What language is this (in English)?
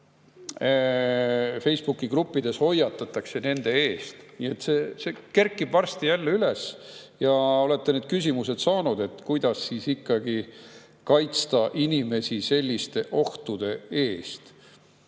Estonian